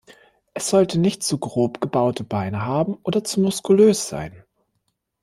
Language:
German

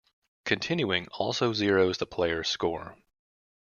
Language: English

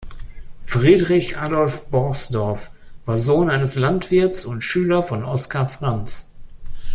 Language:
German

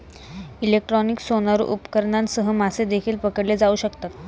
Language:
Marathi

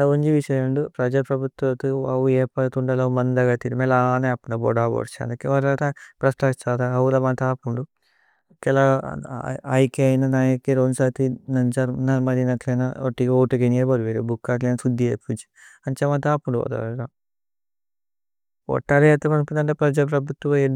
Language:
Tulu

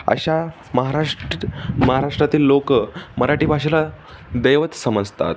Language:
Marathi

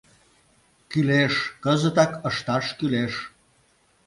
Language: Mari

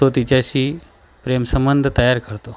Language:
Marathi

